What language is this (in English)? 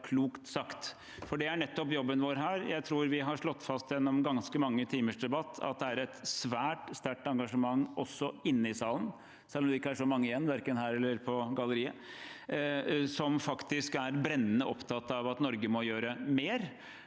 Norwegian